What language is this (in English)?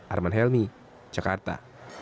Indonesian